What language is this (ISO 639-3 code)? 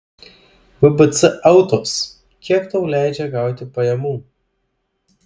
lit